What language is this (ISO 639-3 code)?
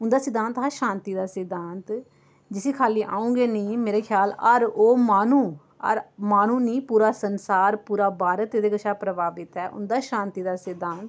doi